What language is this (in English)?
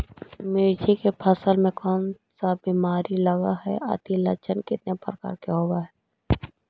Magahi